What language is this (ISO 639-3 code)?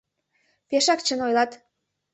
chm